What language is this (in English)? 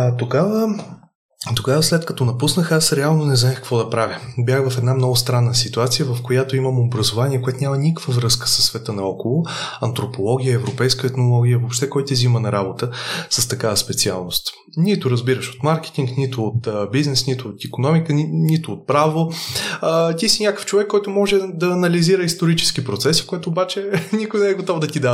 Bulgarian